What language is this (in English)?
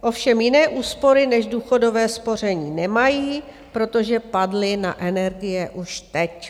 Czech